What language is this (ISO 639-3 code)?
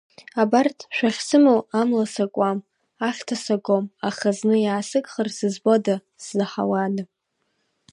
abk